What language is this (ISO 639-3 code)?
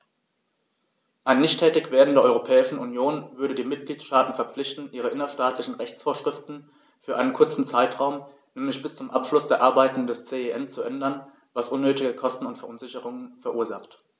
deu